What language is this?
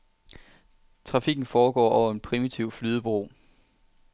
Danish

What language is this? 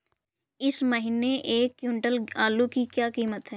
Hindi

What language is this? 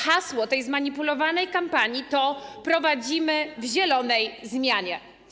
Polish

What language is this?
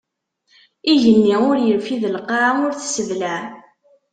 Kabyle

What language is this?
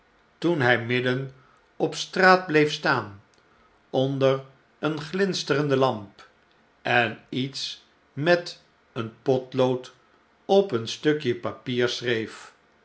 Dutch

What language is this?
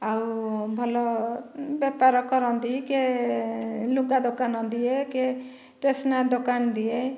Odia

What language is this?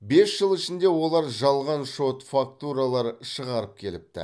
Kazakh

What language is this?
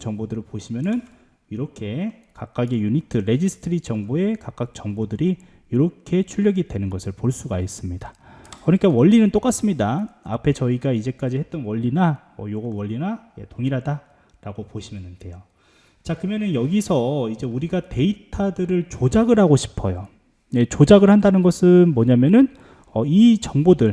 Korean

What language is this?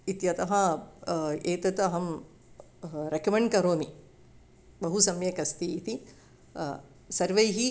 Sanskrit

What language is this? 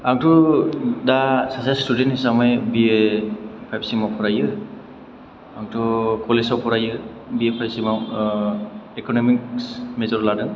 Bodo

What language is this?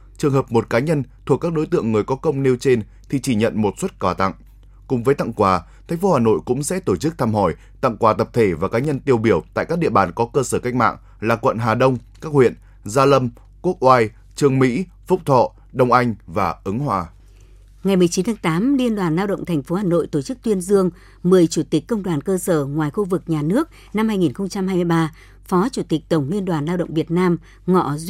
Vietnamese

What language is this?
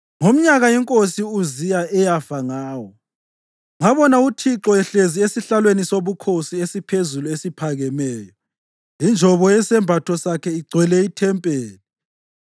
North Ndebele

